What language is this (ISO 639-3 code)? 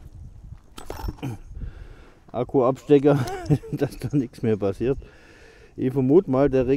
deu